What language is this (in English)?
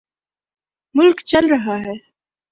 Urdu